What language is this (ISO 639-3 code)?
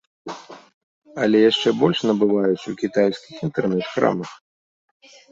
bel